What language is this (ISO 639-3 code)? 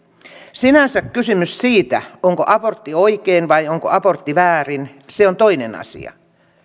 fin